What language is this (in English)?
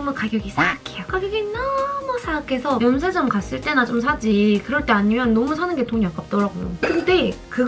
Korean